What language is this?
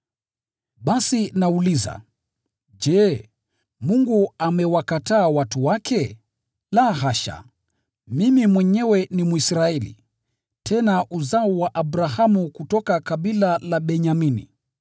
Swahili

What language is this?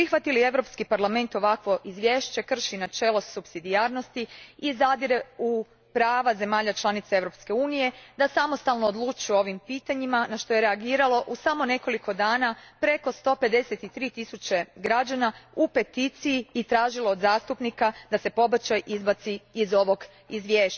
Croatian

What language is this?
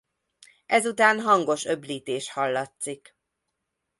Hungarian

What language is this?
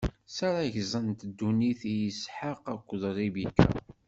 Kabyle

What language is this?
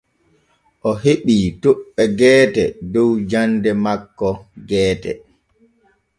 Borgu Fulfulde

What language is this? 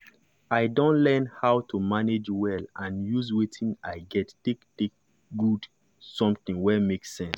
Nigerian Pidgin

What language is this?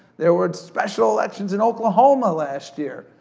English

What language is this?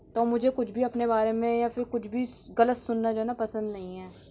Urdu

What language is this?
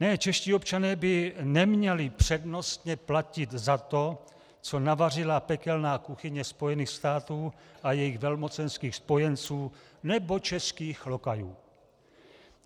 Czech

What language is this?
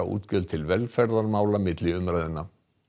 Icelandic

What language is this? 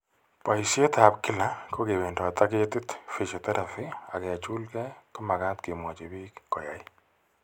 Kalenjin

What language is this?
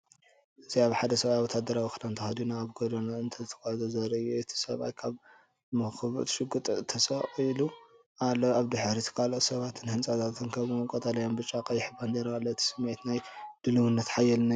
Tigrinya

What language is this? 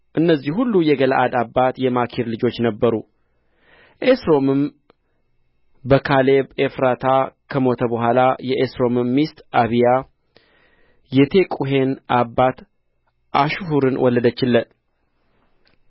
Amharic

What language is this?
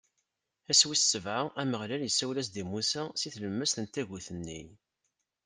Kabyle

